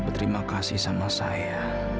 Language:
Indonesian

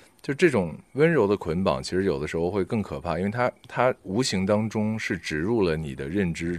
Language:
Chinese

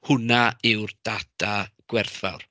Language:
Welsh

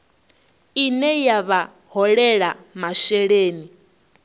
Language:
Venda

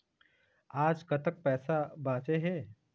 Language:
Chhattisgarhi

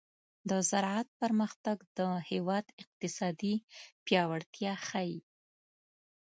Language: Pashto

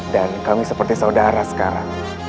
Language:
Indonesian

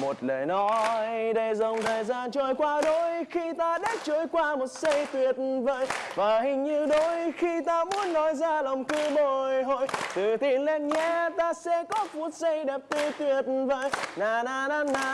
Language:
Vietnamese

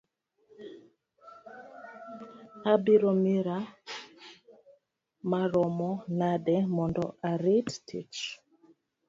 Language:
Luo (Kenya and Tanzania)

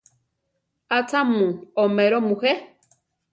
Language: Central Tarahumara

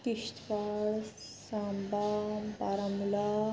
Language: Dogri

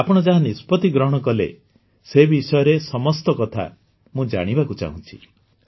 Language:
Odia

